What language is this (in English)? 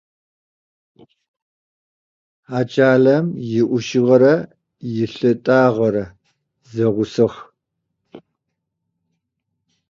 Adyghe